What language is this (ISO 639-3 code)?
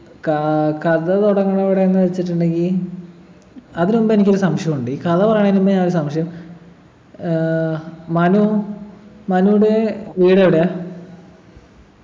mal